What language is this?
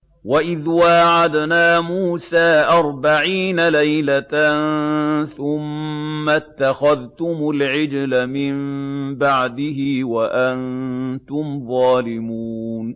Arabic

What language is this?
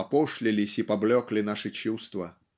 Russian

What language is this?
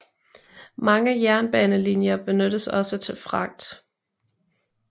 Danish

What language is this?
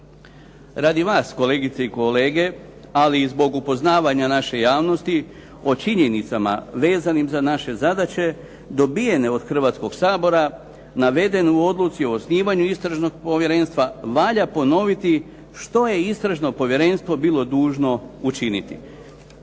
Croatian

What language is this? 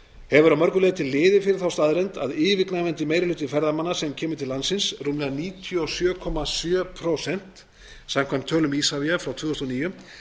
Icelandic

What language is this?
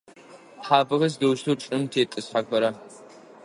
Adyghe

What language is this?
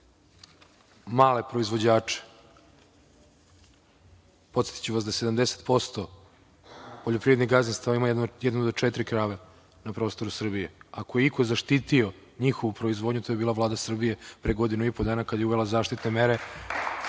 Serbian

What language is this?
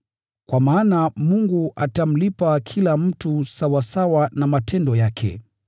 Swahili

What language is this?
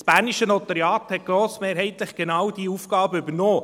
Swiss German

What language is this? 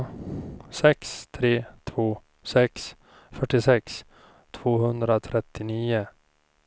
Swedish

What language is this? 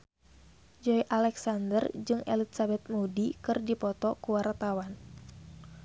Sundanese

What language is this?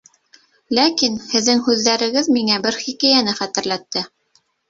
Bashkir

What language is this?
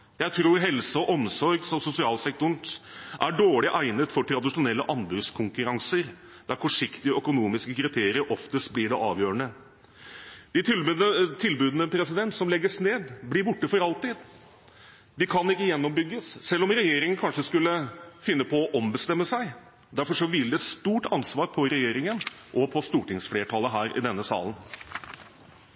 Norwegian Bokmål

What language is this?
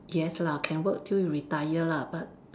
English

